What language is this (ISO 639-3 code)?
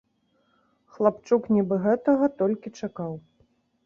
bel